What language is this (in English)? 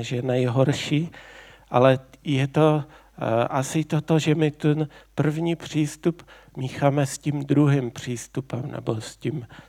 Czech